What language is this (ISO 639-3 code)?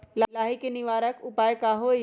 mag